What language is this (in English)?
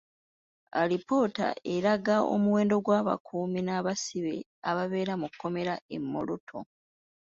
Ganda